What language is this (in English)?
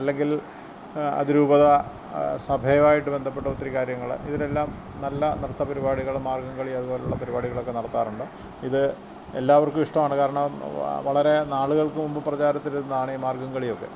Malayalam